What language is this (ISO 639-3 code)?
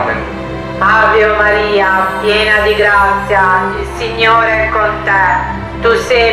ita